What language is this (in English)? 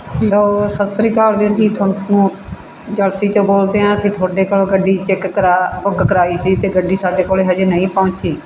Punjabi